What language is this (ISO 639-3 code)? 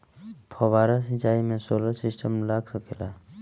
bho